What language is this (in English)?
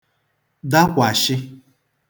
Igbo